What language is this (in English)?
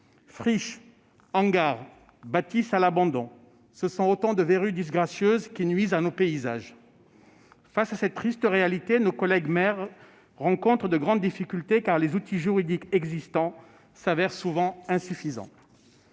French